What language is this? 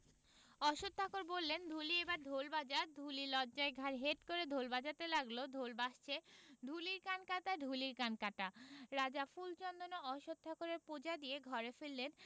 Bangla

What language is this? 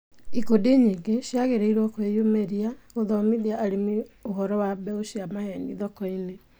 Kikuyu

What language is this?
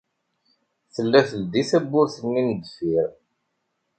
Kabyle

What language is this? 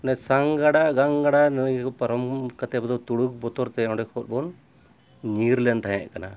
Santali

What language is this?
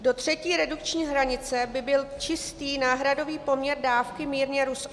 Czech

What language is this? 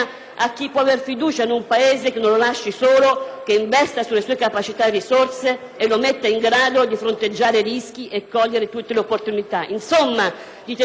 Italian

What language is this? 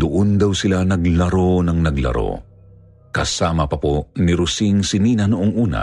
Filipino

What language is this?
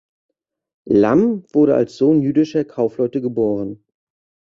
German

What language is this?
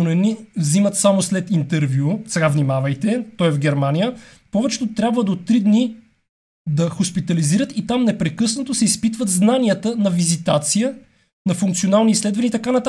Bulgarian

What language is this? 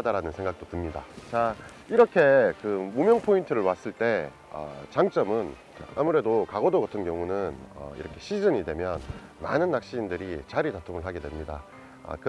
Korean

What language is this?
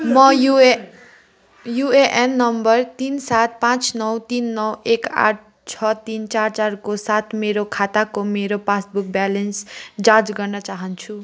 Nepali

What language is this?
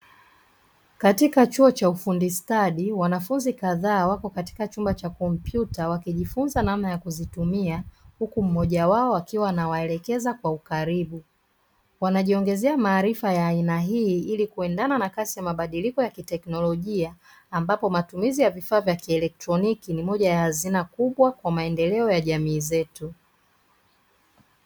Swahili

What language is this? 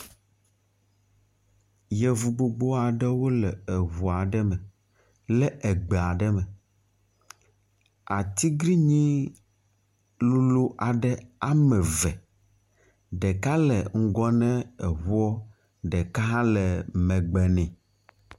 Ewe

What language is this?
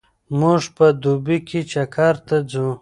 Pashto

